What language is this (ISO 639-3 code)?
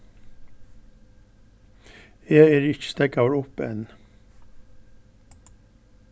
fao